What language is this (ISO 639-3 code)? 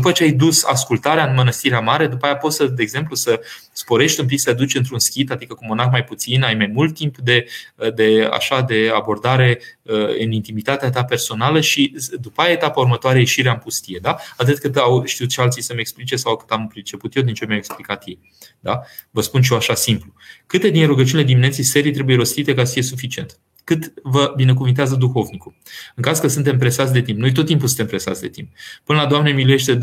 ron